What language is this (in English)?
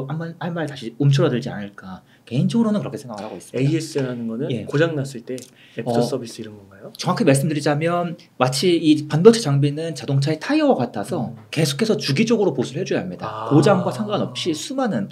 Korean